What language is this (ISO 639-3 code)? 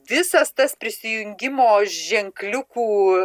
lit